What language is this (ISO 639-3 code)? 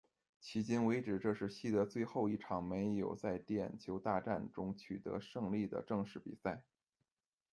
zho